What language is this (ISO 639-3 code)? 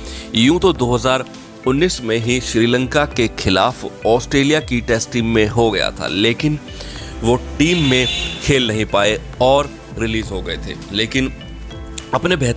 hin